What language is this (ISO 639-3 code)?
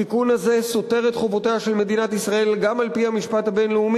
heb